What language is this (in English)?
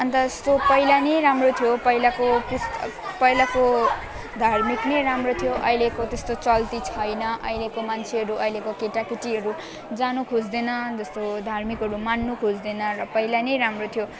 Nepali